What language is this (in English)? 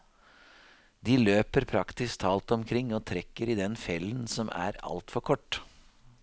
Norwegian